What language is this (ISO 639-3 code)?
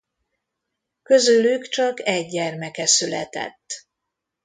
hun